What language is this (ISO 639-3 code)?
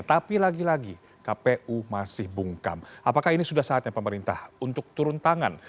ind